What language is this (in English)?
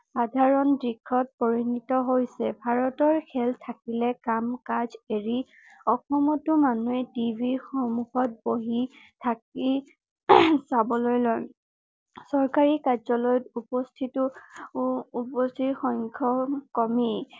Assamese